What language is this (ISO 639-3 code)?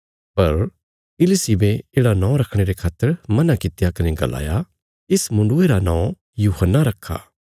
kfs